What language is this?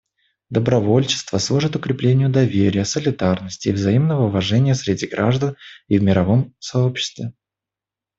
Russian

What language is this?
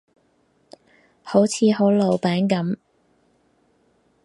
Cantonese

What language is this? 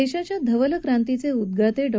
Marathi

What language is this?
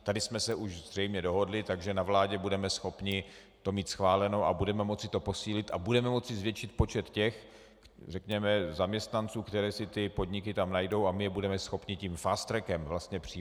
Czech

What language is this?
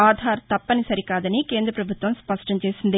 Telugu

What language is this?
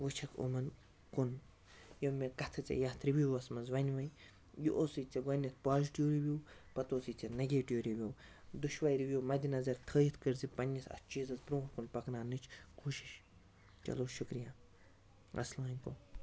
Kashmiri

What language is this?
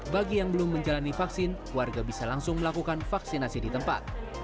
Indonesian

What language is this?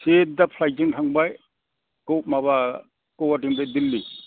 Bodo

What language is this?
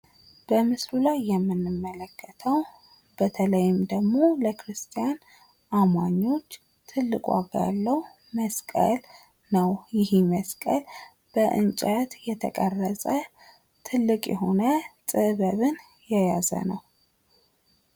Amharic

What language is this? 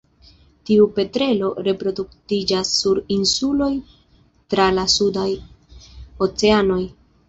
Esperanto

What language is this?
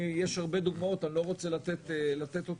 Hebrew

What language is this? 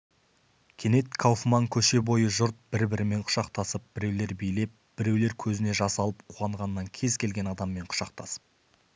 Kazakh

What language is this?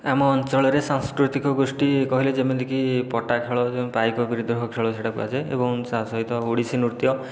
Odia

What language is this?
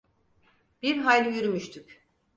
Turkish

